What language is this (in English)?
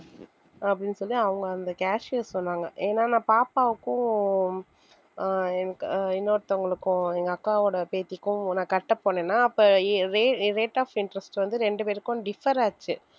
Tamil